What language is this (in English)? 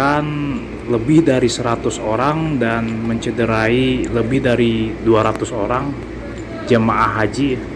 Indonesian